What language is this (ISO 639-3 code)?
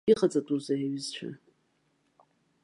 abk